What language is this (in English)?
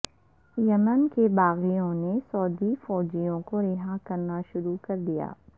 Urdu